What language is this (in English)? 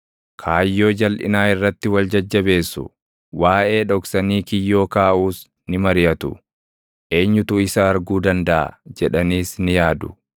Oromo